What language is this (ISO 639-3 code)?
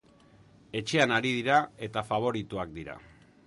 eus